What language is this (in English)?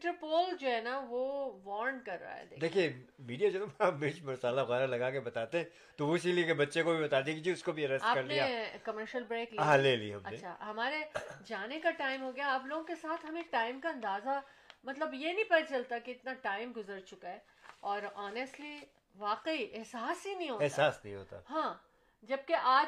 Urdu